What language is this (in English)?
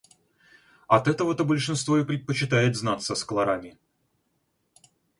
Russian